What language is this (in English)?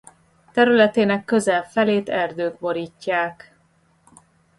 Hungarian